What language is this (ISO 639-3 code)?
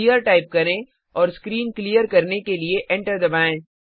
hin